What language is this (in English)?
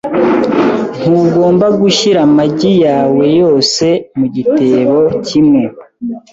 Kinyarwanda